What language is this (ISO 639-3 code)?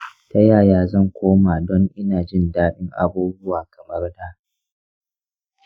hau